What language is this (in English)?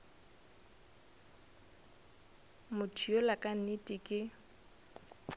Northern Sotho